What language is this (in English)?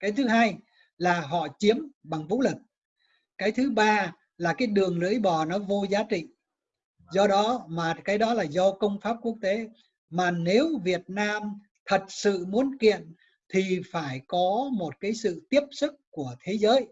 Vietnamese